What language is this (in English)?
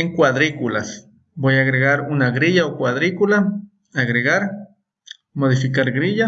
Spanish